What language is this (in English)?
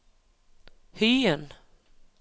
Norwegian